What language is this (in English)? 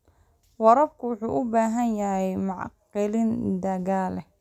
Somali